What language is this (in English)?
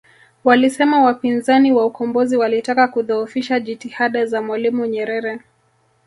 Swahili